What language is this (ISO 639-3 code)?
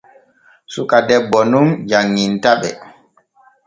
fue